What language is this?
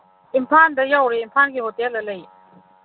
Manipuri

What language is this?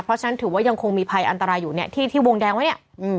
Thai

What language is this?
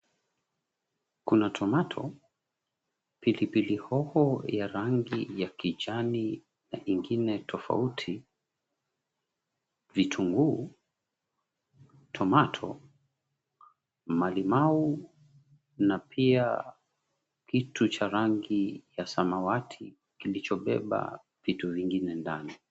Swahili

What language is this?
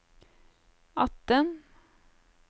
Norwegian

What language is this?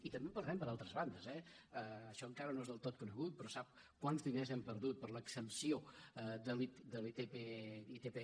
Catalan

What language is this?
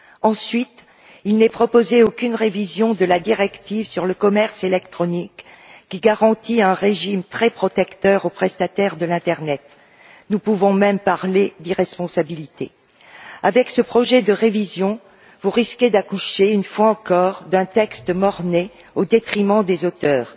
French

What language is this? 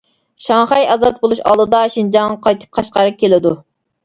Uyghur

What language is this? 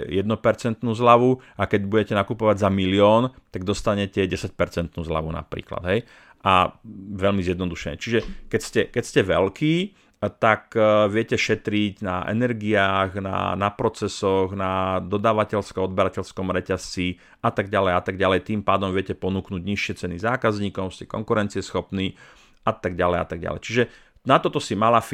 Slovak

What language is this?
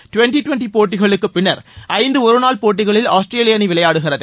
Tamil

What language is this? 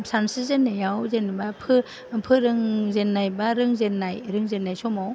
Bodo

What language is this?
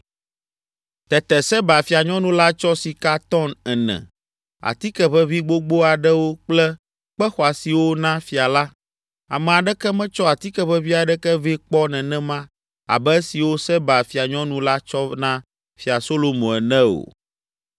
Ewe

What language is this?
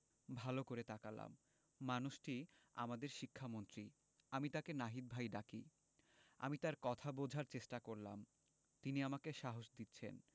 Bangla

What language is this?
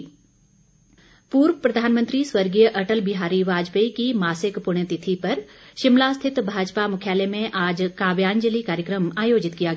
Hindi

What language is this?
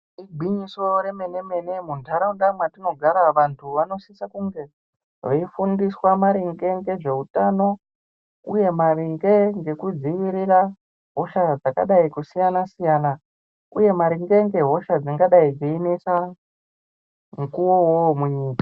Ndau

